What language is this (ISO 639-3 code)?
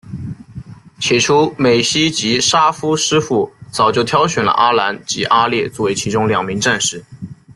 zho